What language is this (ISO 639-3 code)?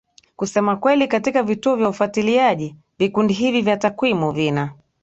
swa